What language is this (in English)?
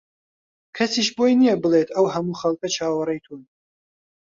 Central Kurdish